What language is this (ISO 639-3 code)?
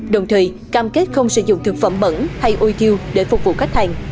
vie